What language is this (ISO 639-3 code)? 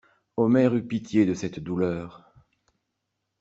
fra